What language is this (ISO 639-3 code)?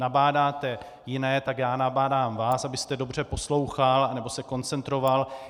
ces